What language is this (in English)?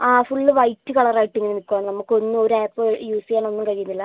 Malayalam